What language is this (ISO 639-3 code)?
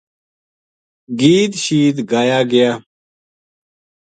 gju